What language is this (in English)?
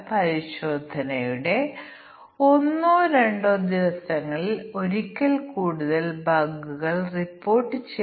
Malayalam